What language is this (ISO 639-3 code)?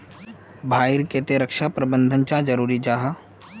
mag